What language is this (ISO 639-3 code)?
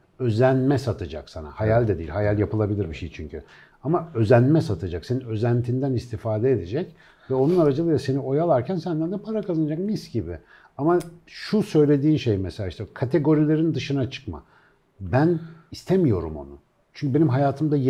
tur